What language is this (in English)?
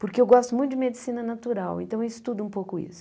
Portuguese